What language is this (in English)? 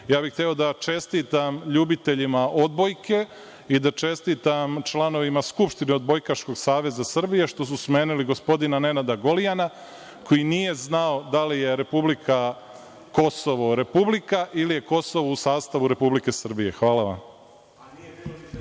Serbian